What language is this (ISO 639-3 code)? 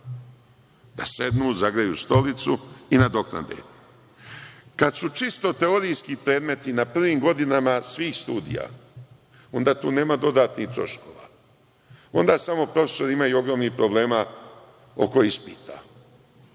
srp